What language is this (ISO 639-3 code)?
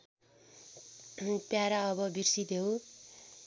nep